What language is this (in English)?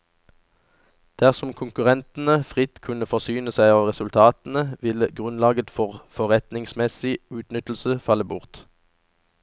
Norwegian